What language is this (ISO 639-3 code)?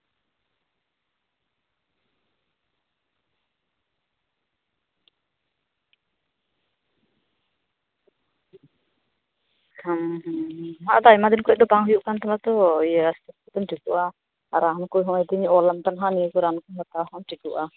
sat